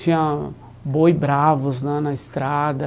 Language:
Portuguese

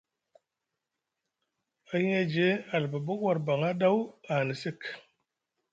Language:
Musgu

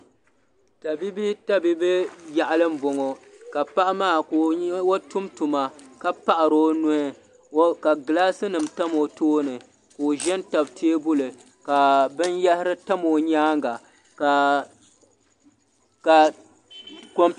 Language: Dagbani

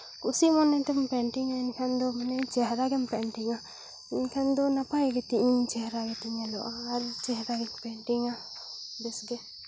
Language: Santali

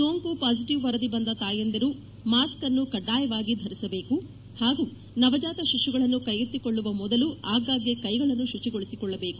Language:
Kannada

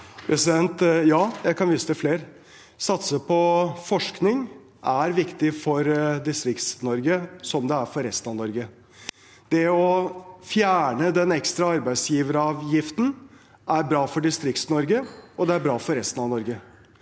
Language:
Norwegian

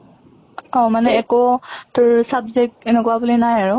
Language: Assamese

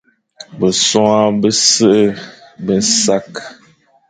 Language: Fang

